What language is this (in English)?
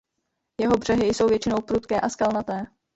Czech